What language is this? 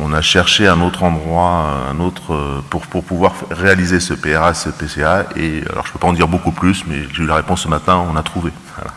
French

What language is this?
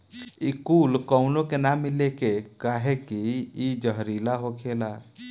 Bhojpuri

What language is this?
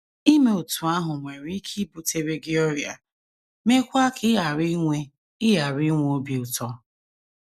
Igbo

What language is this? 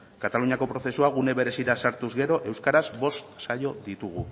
Basque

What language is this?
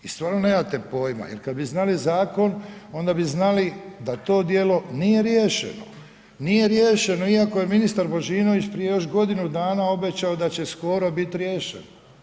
Croatian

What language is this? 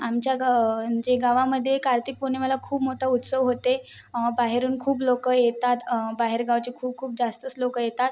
Marathi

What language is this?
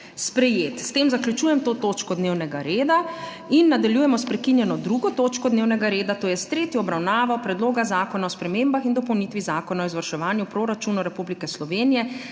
Slovenian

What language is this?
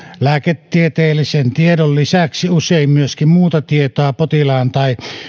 Finnish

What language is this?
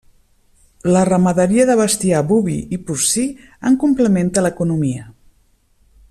Catalan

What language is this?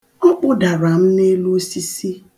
Igbo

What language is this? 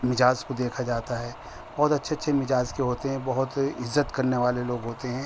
Urdu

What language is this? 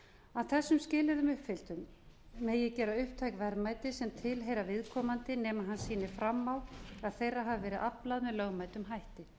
Icelandic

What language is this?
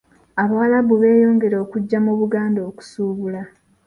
Ganda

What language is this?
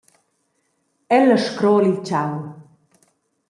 Romansh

